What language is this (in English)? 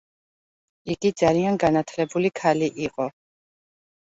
Georgian